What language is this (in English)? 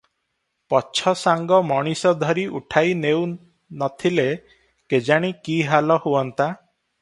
Odia